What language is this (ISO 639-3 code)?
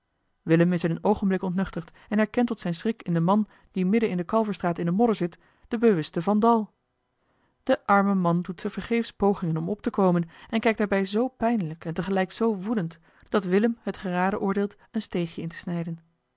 nld